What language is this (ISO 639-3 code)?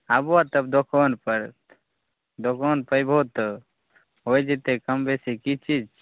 mai